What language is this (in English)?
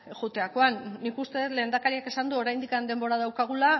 Basque